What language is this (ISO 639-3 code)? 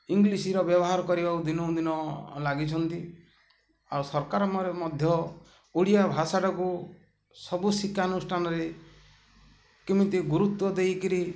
ori